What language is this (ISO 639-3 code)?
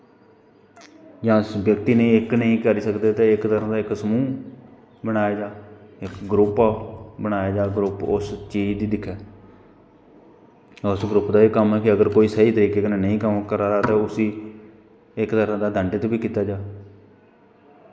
doi